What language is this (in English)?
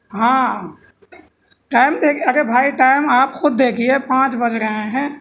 Urdu